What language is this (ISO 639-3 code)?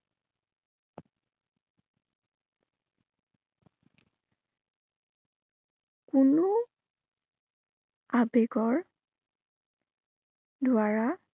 asm